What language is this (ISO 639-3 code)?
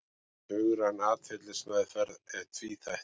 isl